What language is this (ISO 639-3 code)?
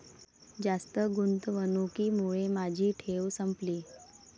mar